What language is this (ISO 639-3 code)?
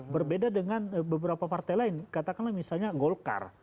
ind